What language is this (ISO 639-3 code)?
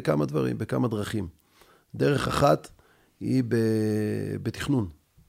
heb